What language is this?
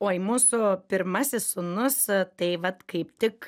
Lithuanian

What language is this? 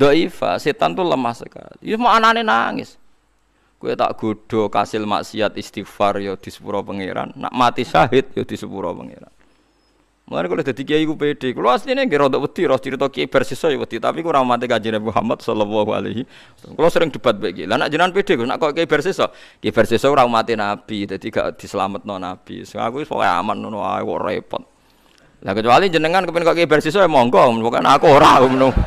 Indonesian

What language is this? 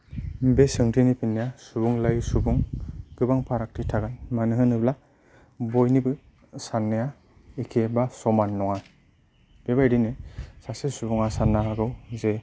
Bodo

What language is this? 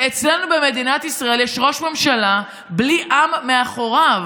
Hebrew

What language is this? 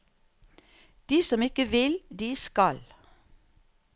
Norwegian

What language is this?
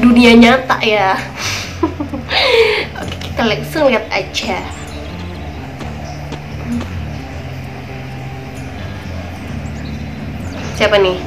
Indonesian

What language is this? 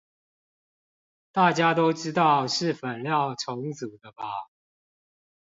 Chinese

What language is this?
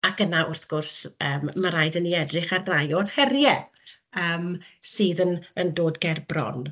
Welsh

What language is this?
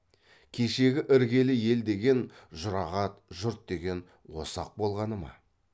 Kazakh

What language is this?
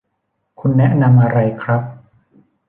Thai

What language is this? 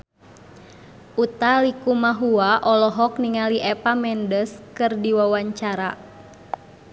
Sundanese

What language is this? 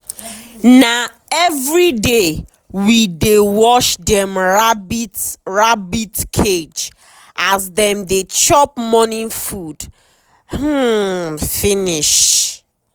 Nigerian Pidgin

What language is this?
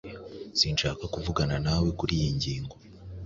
Kinyarwanda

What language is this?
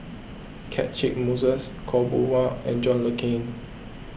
English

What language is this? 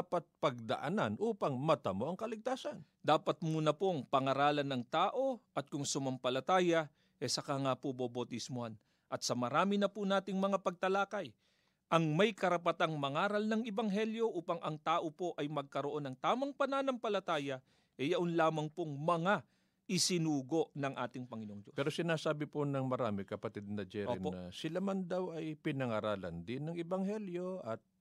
Filipino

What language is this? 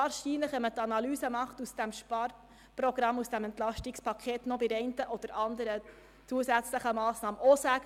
Swiss German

